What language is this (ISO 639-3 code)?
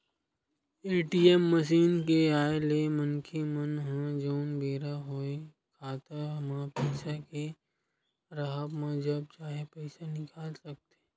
hne